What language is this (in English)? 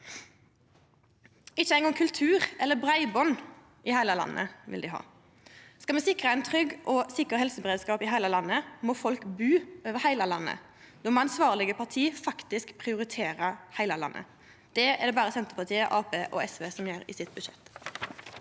Norwegian